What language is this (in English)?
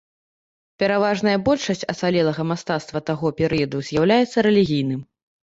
Belarusian